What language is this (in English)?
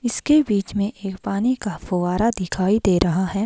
Hindi